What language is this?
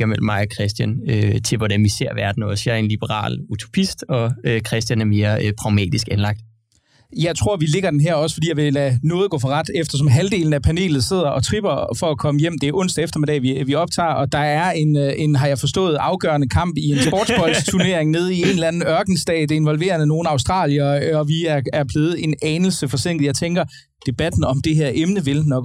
Danish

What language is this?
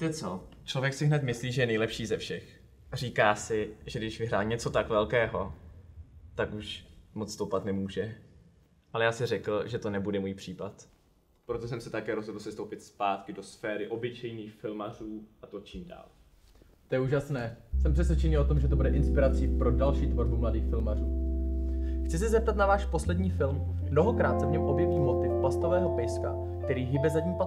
Czech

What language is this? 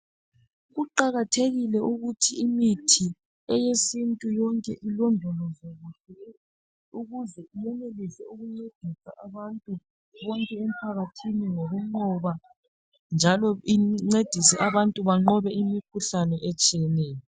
North Ndebele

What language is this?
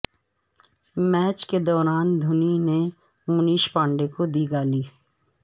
Urdu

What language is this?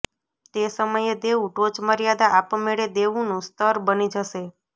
Gujarati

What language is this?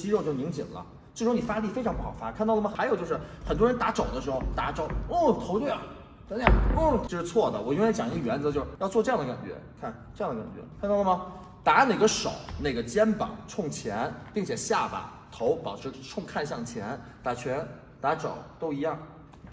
Chinese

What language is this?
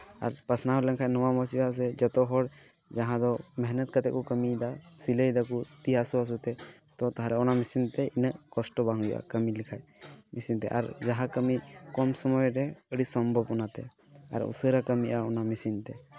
Santali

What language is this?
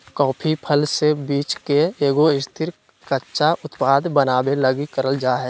Magahi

